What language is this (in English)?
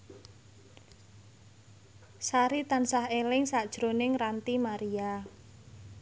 Javanese